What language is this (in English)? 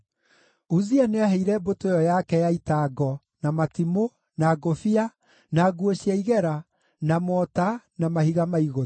Kikuyu